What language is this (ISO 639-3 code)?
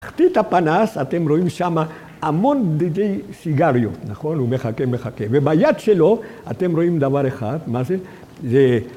heb